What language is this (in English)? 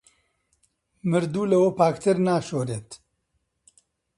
Central Kurdish